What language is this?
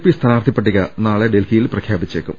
Malayalam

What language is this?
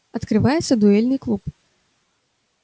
Russian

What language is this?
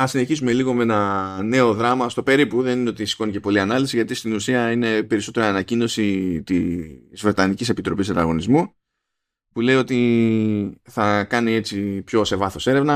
Greek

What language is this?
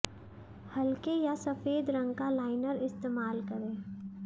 Hindi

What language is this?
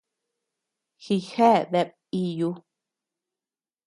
Tepeuxila Cuicatec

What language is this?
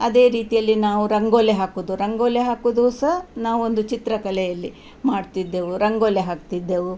Kannada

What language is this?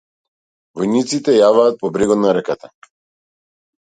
Macedonian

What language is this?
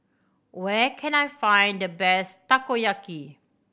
English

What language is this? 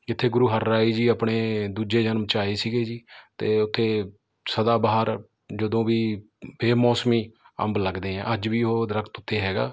Punjabi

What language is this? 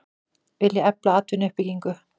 Icelandic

